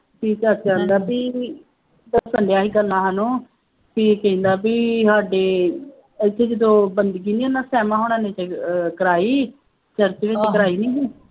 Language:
Punjabi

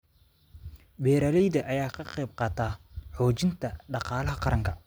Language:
Somali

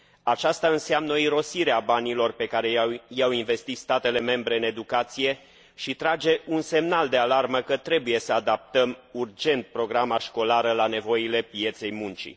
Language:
Romanian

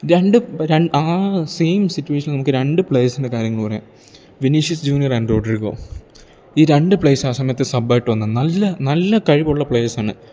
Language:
Malayalam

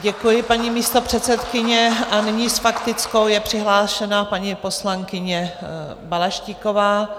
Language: Czech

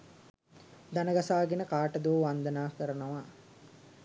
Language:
Sinhala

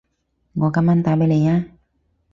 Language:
Cantonese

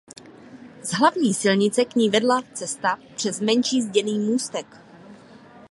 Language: Czech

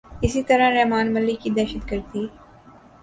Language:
Urdu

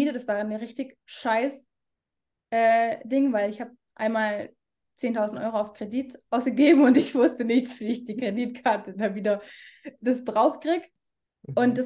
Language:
German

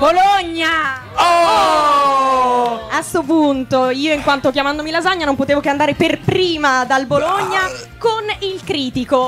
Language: Italian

